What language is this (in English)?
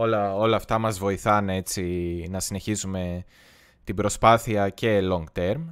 Greek